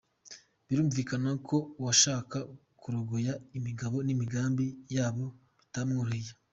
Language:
Kinyarwanda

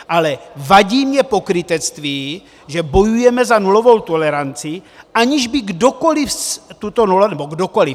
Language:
Czech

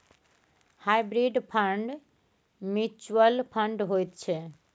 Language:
Maithili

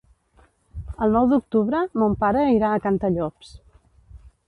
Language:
Catalan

